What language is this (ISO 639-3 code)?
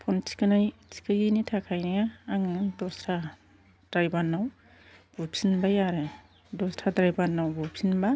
brx